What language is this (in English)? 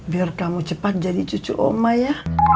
Indonesian